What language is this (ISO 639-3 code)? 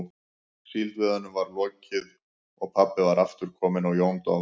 isl